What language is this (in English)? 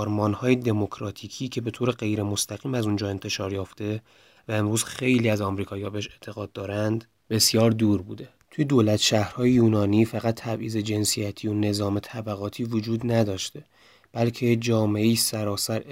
Persian